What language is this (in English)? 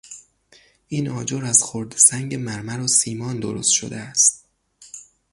Persian